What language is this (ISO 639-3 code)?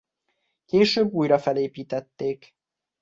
hun